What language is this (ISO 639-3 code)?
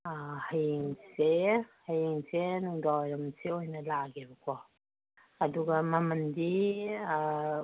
mni